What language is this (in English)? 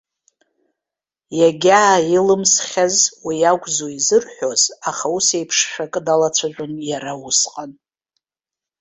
Abkhazian